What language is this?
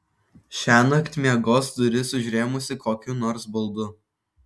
Lithuanian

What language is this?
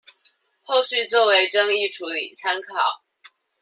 Chinese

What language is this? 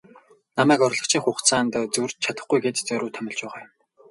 Mongolian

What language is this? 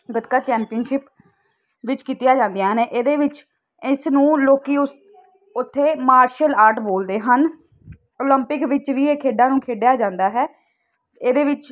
Punjabi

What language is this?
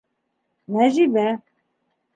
Bashkir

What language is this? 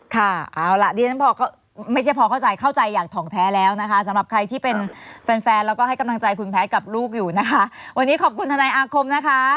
Thai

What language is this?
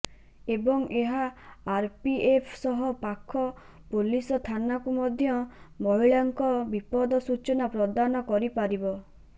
Odia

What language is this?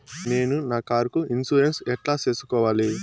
Telugu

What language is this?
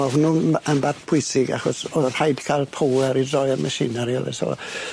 Welsh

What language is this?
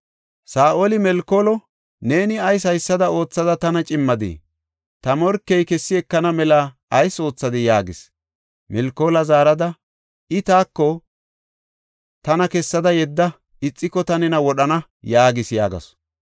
Gofa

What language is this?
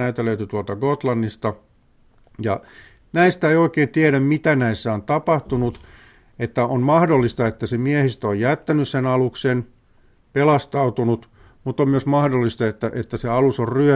Finnish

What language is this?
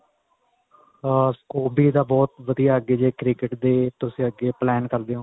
Punjabi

